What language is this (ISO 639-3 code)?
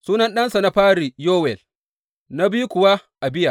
hau